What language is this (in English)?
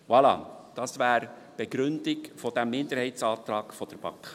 Swiss German